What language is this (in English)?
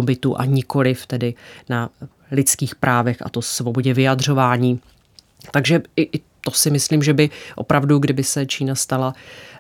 Czech